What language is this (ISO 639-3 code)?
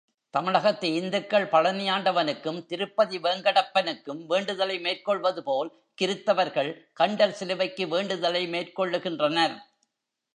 tam